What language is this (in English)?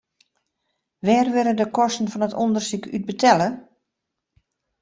Western Frisian